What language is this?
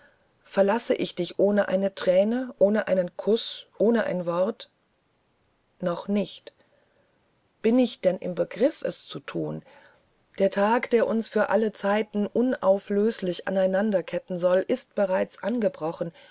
German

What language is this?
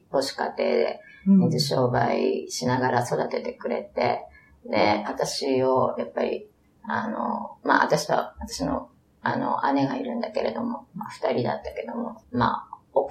Japanese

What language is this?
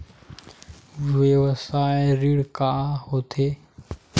Chhattisgarhi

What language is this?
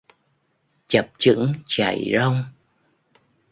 Vietnamese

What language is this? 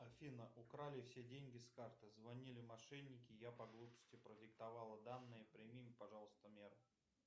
Russian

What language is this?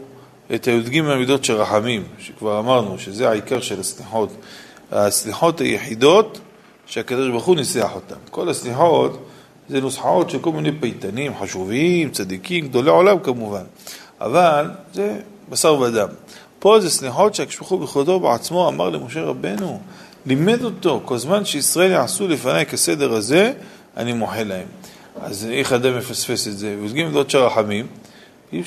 Hebrew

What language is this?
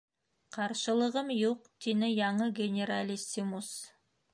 Bashkir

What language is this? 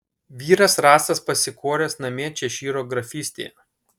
Lithuanian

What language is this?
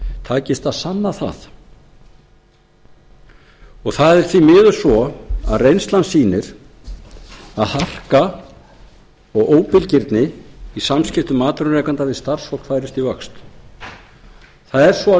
Icelandic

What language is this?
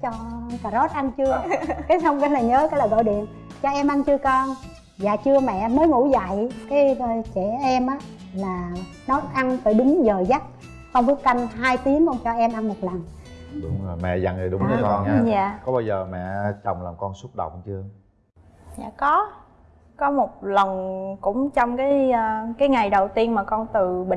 Vietnamese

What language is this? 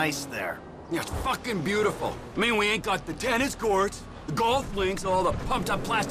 English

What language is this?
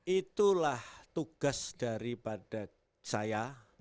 Indonesian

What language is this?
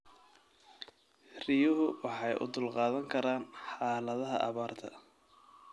Somali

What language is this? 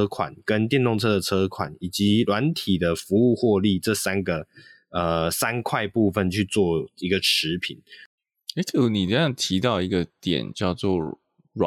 Chinese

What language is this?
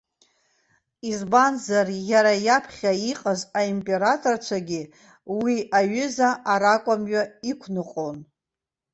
Abkhazian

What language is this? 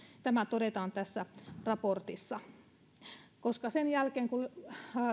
Finnish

